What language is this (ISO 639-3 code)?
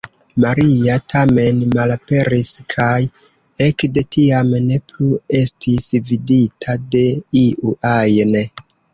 epo